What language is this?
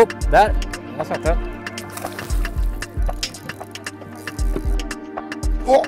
Swedish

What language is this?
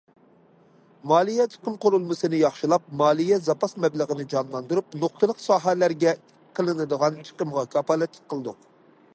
Uyghur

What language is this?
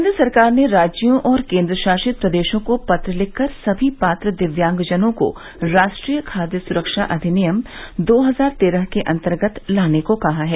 Hindi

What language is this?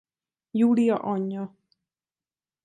Hungarian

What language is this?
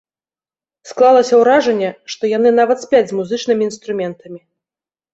Belarusian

